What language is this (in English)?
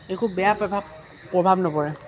Assamese